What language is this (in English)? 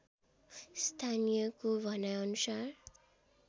Nepali